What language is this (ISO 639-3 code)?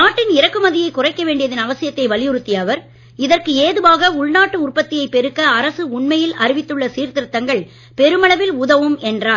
tam